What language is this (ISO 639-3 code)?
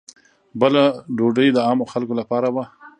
pus